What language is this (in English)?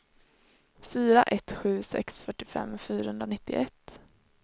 Swedish